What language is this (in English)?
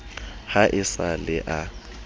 Southern Sotho